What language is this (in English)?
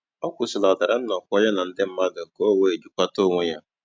Igbo